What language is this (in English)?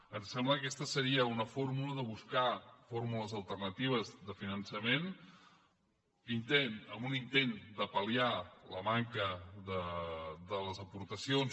Catalan